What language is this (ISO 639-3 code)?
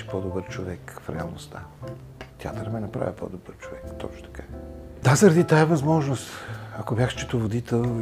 bul